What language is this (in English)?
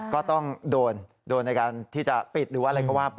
Thai